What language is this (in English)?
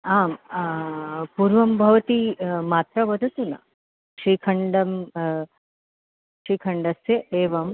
Sanskrit